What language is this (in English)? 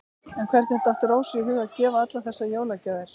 Icelandic